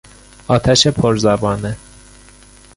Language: Persian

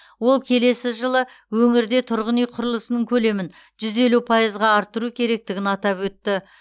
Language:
Kazakh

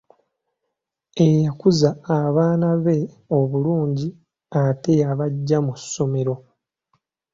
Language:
Ganda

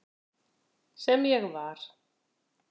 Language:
Icelandic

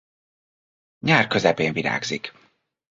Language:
Hungarian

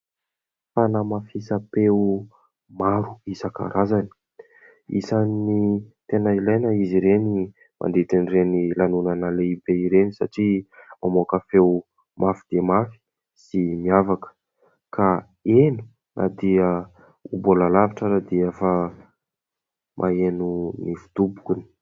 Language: Malagasy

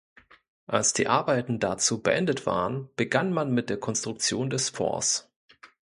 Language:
German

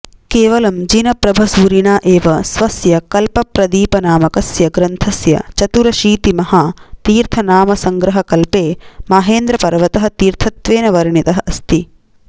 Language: Sanskrit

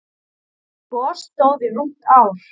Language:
Icelandic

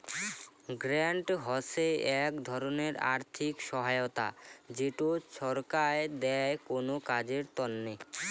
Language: Bangla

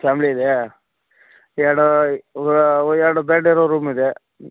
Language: Kannada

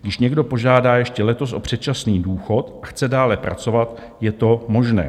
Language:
Czech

